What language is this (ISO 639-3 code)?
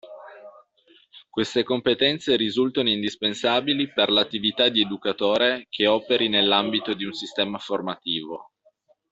ita